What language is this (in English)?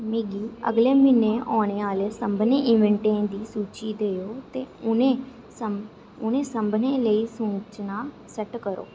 Dogri